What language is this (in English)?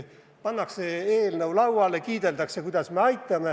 Estonian